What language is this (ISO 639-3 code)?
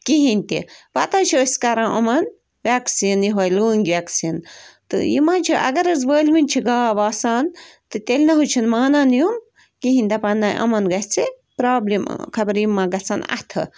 kas